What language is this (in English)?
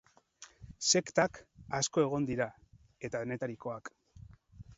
Basque